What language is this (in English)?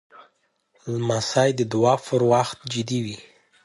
Pashto